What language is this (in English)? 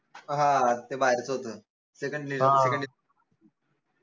Marathi